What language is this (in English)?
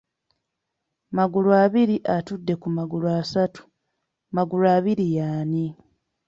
Ganda